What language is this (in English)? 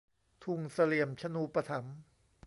Thai